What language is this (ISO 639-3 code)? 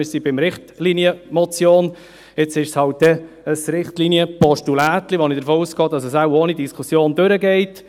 gsw